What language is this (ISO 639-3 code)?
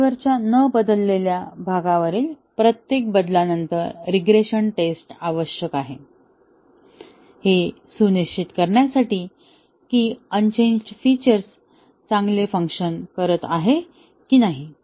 mar